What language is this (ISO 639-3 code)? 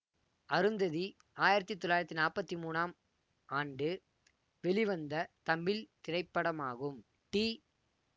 tam